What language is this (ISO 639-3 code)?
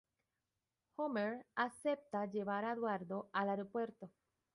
spa